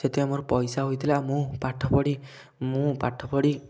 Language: Odia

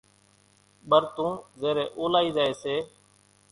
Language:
Kachi Koli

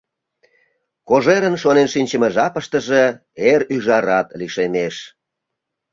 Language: Mari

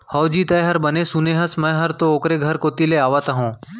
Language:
Chhattisgarhi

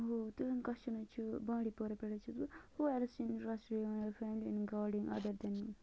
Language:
Kashmiri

